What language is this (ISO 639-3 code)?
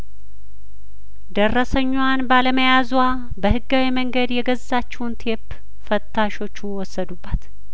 amh